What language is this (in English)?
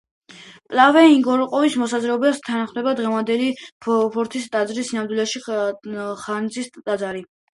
Georgian